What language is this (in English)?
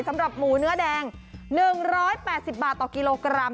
Thai